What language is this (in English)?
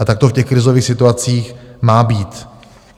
Czech